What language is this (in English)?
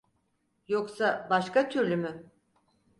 Turkish